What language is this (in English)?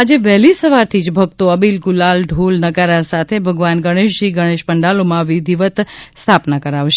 Gujarati